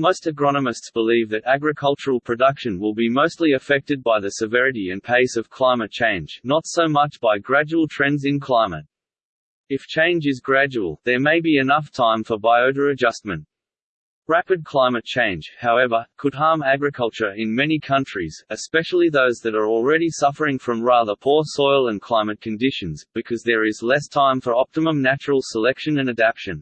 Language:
English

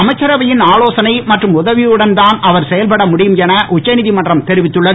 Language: Tamil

